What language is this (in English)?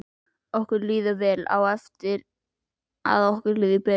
Icelandic